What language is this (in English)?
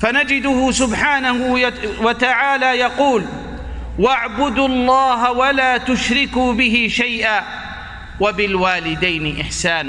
Arabic